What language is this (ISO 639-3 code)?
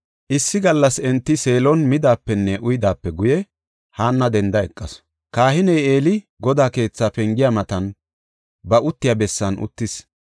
gof